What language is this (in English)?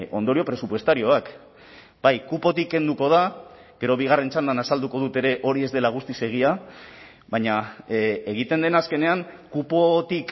Basque